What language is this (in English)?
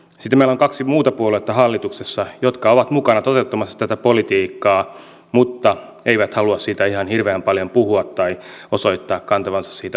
Finnish